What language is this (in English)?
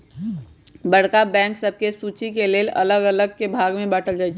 Magahi